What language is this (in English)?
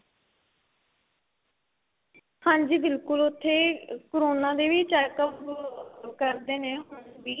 Punjabi